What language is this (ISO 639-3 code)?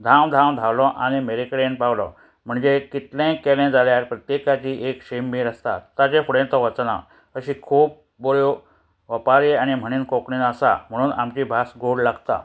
kok